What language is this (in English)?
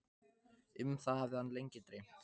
Icelandic